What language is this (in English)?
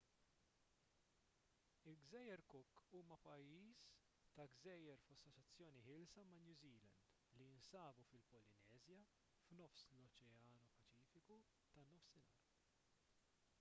Maltese